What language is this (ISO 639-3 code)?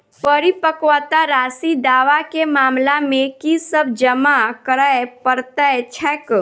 mai